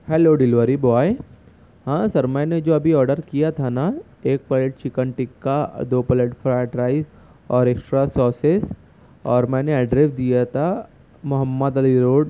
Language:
Urdu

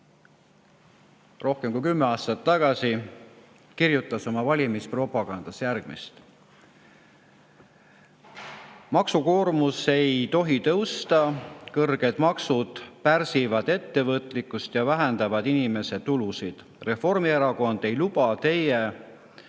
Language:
Estonian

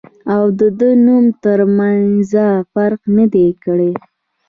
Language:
Pashto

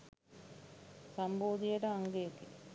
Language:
Sinhala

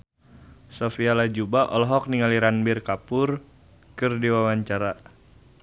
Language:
Sundanese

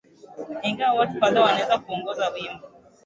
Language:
Swahili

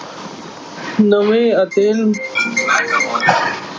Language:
Punjabi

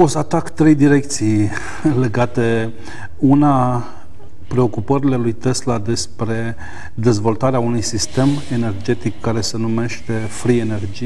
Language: Romanian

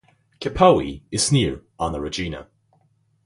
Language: English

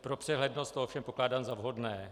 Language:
Czech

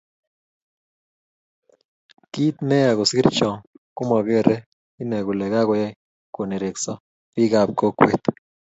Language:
Kalenjin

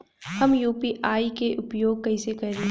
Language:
Bhojpuri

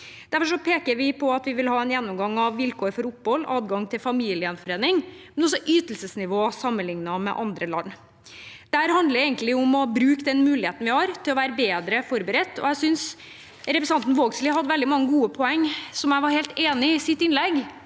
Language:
Norwegian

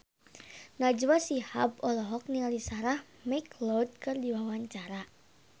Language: Sundanese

